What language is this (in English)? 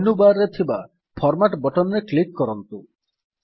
Odia